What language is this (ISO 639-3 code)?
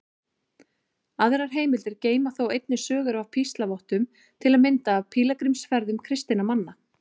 isl